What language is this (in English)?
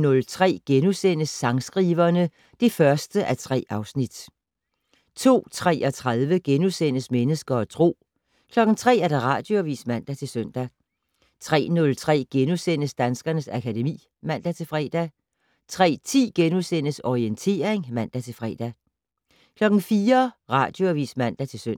Danish